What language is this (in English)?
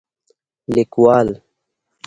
Pashto